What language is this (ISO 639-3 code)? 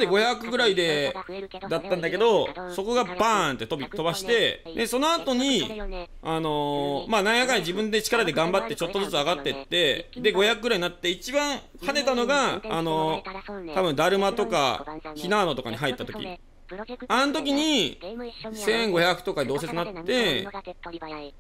jpn